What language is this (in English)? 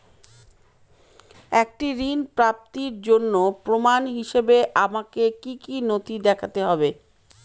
Bangla